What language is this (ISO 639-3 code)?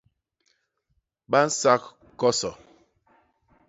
bas